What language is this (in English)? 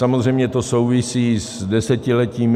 Czech